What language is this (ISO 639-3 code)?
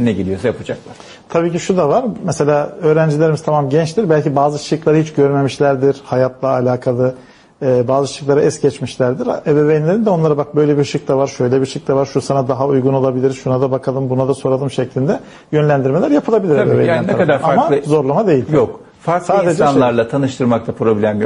tur